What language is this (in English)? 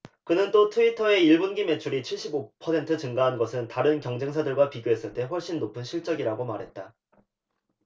Korean